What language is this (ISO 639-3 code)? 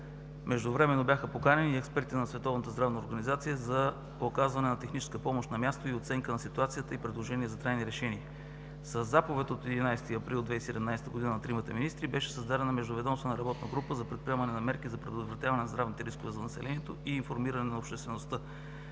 bul